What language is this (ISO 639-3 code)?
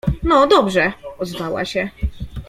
pol